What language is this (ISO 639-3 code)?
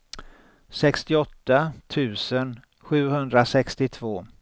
swe